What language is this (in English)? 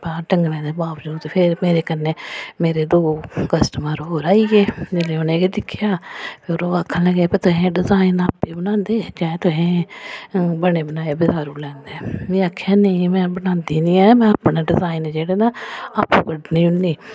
Dogri